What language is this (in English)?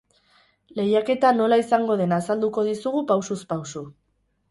Basque